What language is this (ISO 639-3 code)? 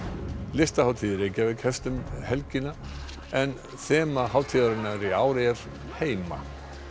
isl